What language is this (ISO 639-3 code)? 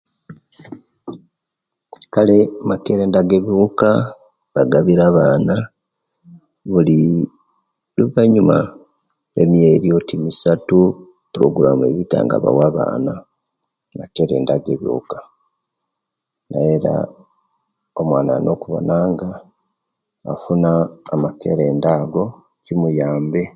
lke